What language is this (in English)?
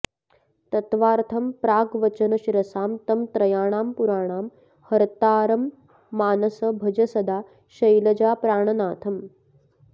Sanskrit